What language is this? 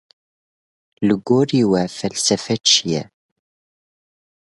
Kurdish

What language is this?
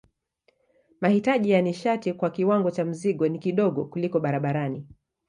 Swahili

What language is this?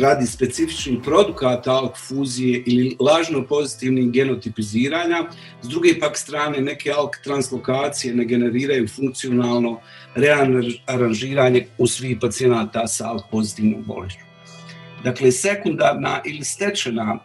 Croatian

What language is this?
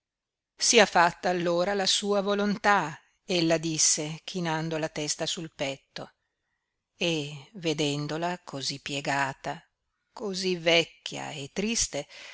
Italian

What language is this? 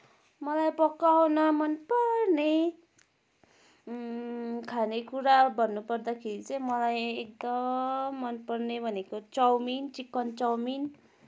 Nepali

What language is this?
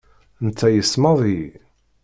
Kabyle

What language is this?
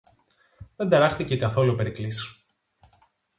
Greek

